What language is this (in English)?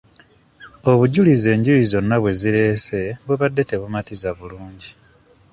Ganda